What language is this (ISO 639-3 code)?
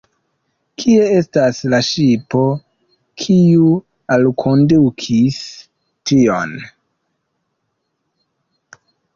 epo